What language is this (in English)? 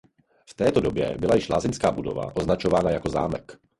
Czech